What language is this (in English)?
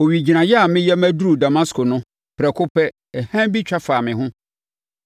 Akan